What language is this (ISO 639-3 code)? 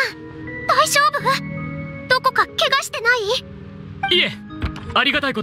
jpn